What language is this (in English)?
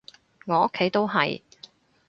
Cantonese